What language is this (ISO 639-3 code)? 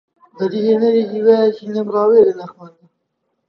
ckb